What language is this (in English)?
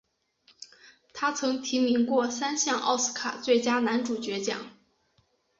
Chinese